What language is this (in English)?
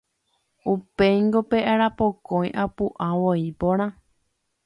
Guarani